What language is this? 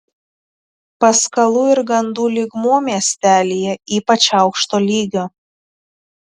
Lithuanian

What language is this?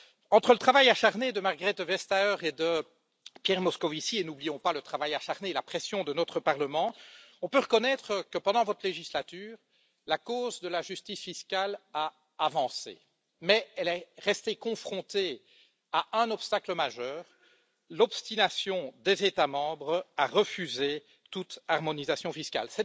French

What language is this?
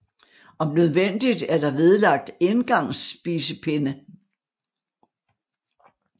Danish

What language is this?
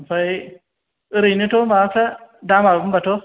Bodo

